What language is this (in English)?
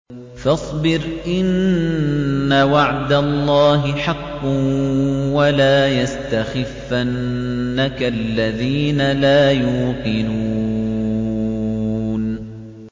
Arabic